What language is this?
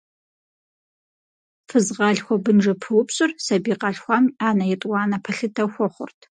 Kabardian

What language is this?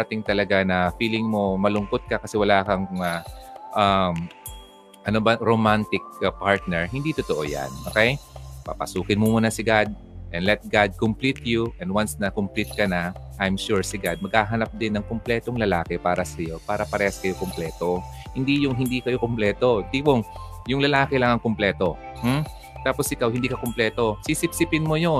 Filipino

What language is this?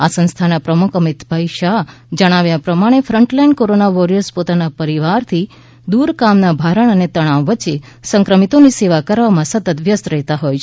Gujarati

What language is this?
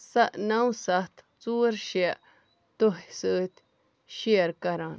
Kashmiri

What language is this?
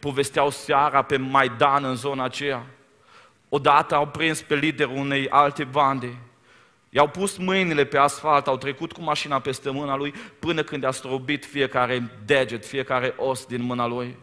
Romanian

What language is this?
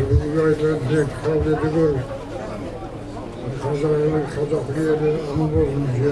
Turkish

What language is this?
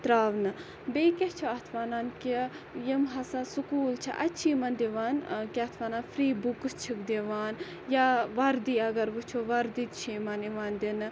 Kashmiri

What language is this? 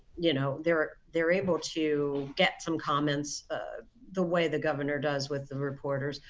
English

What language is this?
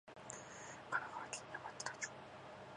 Japanese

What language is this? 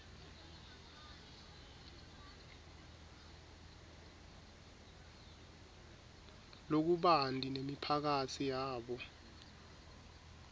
Swati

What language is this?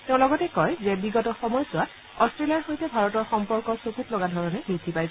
Assamese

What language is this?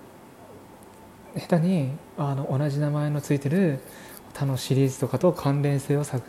Japanese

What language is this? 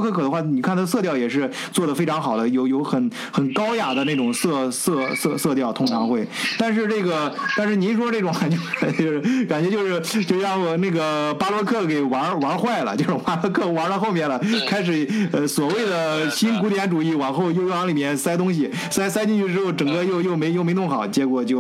Chinese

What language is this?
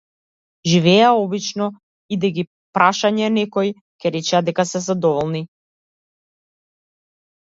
Macedonian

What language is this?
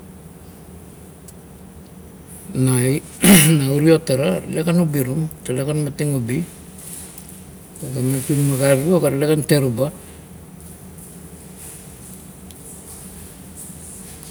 Kuot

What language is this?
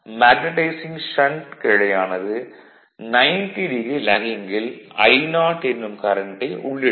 Tamil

